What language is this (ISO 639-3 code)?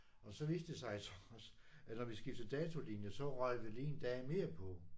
dan